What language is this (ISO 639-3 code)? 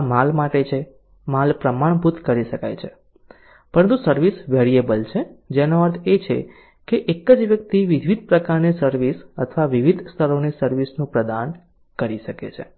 guj